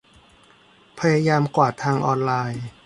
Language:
Thai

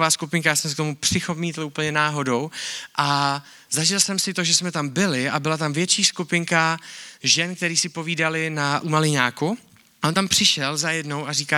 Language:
Czech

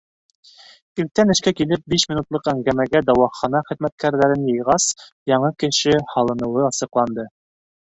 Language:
Bashkir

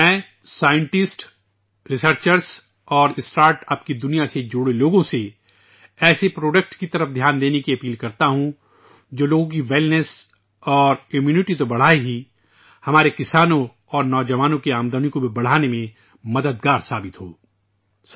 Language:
Urdu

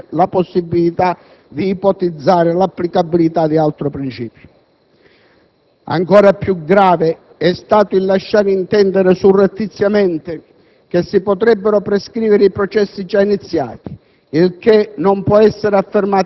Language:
Italian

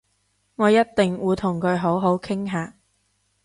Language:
Cantonese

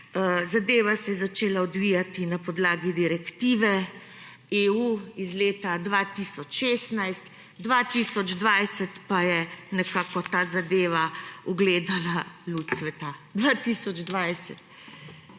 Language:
Slovenian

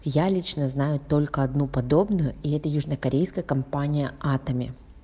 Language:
Russian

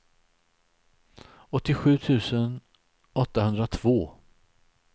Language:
Swedish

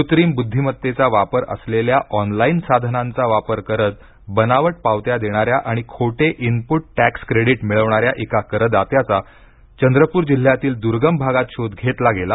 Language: Marathi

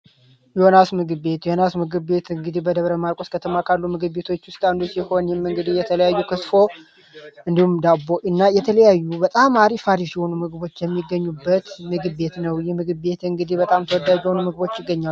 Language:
Amharic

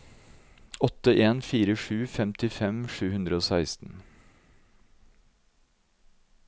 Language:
Norwegian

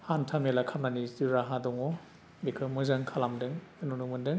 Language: Bodo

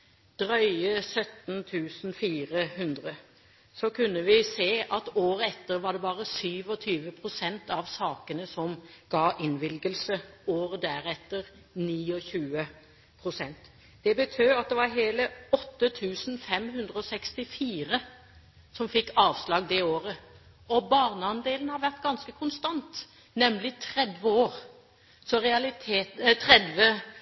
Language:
Norwegian Bokmål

